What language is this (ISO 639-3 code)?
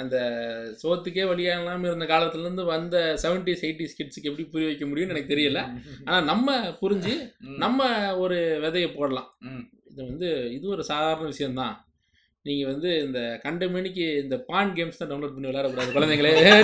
tam